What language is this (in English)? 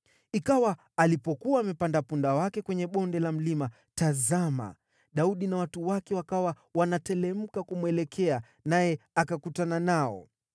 Swahili